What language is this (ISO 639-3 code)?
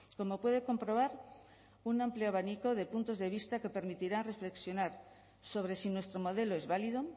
spa